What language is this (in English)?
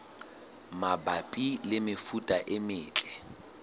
Southern Sotho